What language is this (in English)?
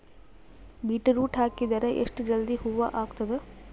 Kannada